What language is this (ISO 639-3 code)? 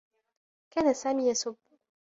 ara